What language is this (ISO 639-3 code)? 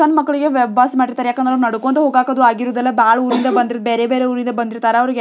kan